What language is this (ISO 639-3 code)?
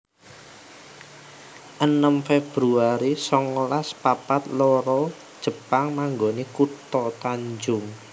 jav